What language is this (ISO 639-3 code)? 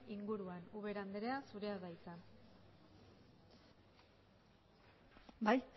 eus